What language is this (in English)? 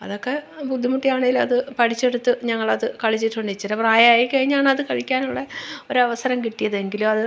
Malayalam